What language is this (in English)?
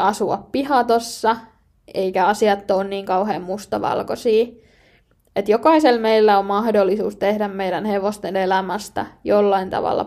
Finnish